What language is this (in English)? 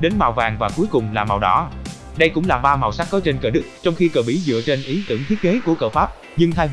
Vietnamese